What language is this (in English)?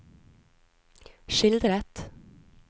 Norwegian